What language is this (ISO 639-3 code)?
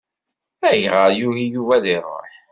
kab